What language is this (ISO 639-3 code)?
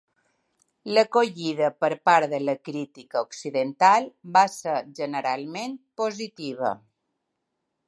cat